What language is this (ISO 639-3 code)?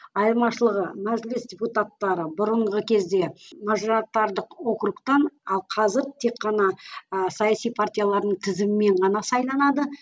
kaz